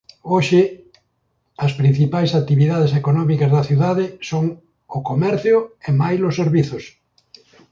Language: Galician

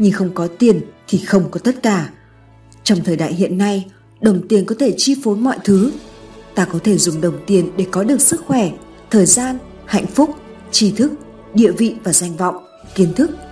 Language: Vietnamese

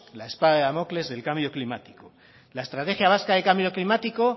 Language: Spanish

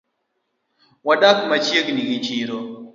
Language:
Luo (Kenya and Tanzania)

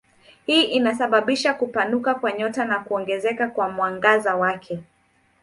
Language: Swahili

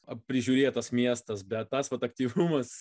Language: Lithuanian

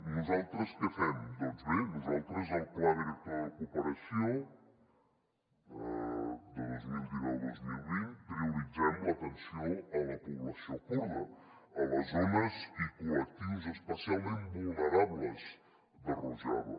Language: Catalan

